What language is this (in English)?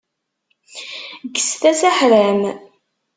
Kabyle